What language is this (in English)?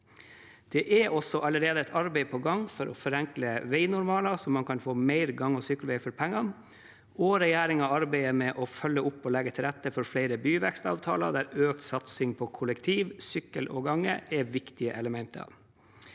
Norwegian